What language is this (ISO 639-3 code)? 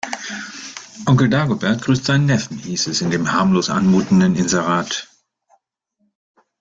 deu